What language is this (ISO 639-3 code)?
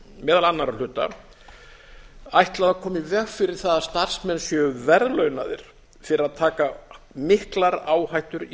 isl